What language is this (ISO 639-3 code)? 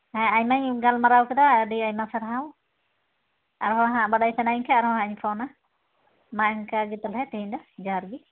sat